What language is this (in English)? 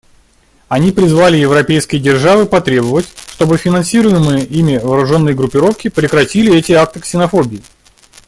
Russian